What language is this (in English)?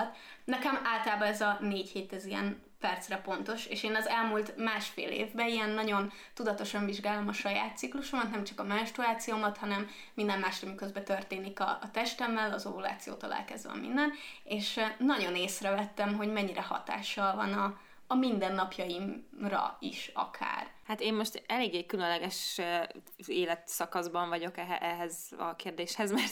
Hungarian